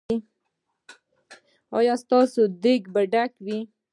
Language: Pashto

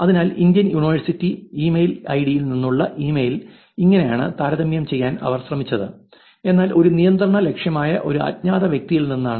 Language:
Malayalam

